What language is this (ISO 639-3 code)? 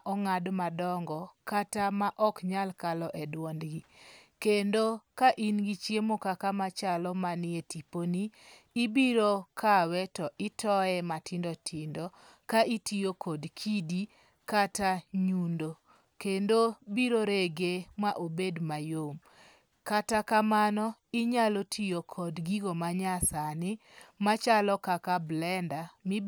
luo